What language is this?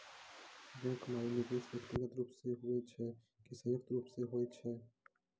Maithili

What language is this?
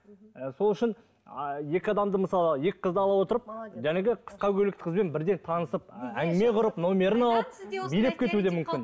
Kazakh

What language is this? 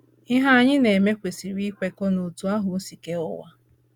Igbo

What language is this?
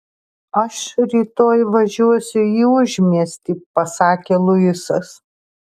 Lithuanian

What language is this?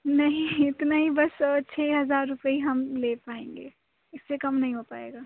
Urdu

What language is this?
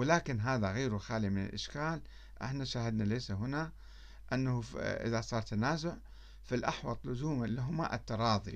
Arabic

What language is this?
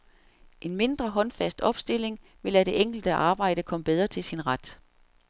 Danish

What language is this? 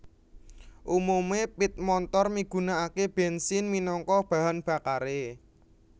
Javanese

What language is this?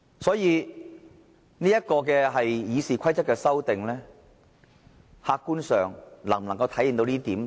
Cantonese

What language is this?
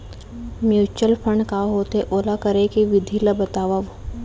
Chhattisgarhi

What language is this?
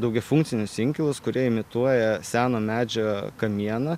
Lithuanian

